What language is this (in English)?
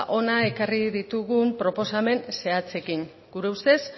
Basque